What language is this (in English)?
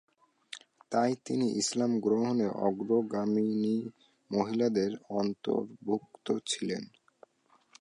Bangla